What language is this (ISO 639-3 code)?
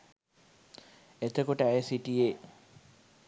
sin